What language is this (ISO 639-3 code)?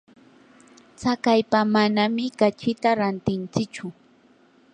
qur